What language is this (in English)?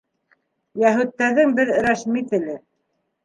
Bashkir